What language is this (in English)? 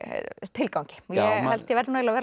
Icelandic